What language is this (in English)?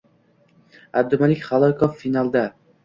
Uzbek